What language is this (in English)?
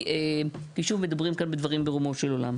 Hebrew